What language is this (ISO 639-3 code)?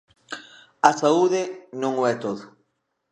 glg